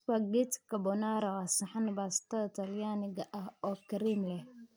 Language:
Somali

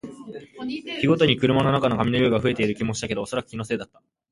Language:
Japanese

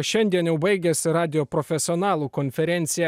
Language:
Lithuanian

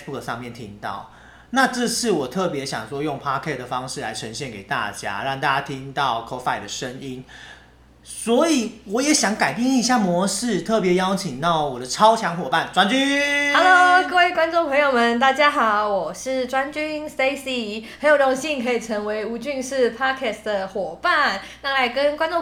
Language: Chinese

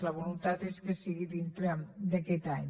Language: Catalan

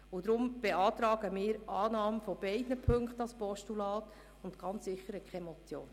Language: Swiss German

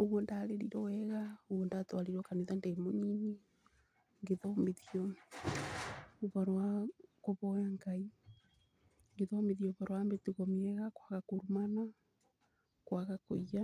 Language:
Kikuyu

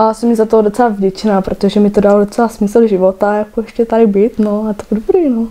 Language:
Czech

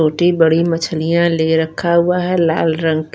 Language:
Hindi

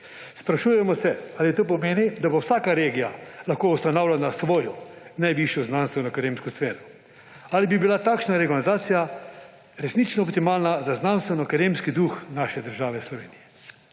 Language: Slovenian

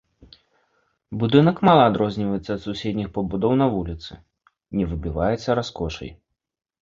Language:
Belarusian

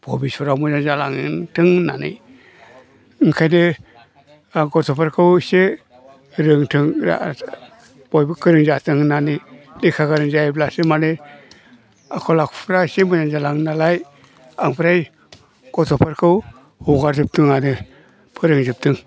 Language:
Bodo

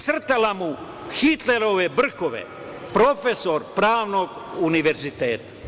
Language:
Serbian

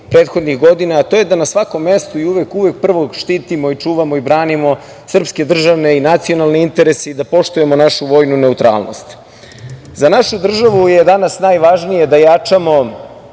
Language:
Serbian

